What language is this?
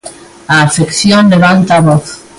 Galician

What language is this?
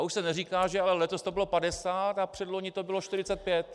Czech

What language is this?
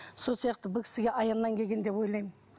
Kazakh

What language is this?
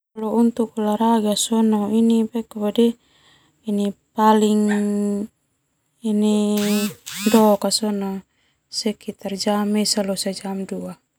Termanu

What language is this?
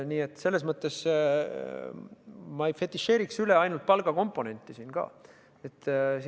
Estonian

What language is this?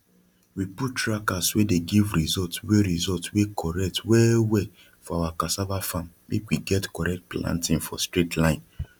Nigerian Pidgin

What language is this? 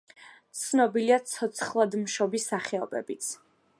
Georgian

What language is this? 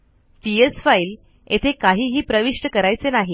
Marathi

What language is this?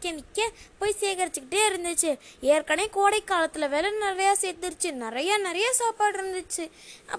Tamil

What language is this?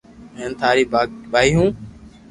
Loarki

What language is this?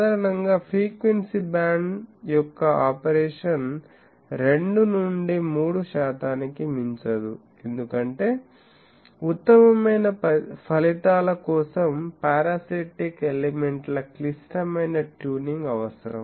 Telugu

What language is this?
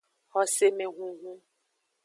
Aja (Benin)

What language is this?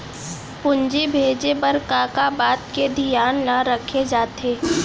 Chhattisgarhi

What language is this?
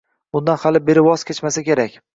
Uzbek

